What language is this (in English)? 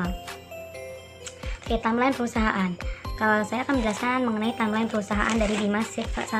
Indonesian